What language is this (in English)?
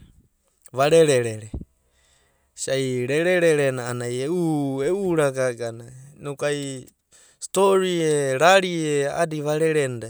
Abadi